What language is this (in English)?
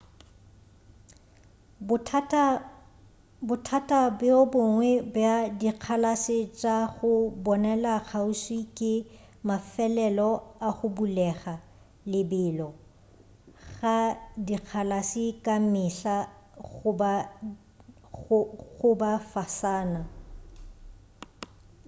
Northern Sotho